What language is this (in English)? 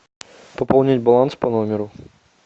Russian